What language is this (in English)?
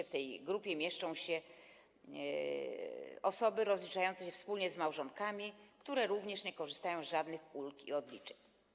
Polish